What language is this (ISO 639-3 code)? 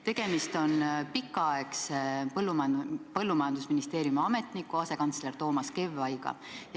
est